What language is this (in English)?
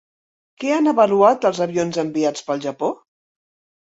Catalan